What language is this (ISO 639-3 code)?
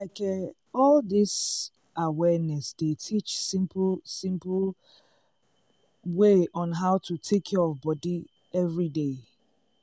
pcm